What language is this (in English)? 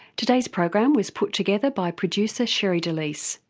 English